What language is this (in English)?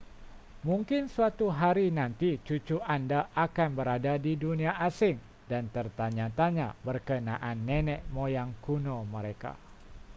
Malay